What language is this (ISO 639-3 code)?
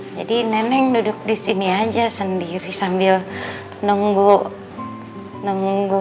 ind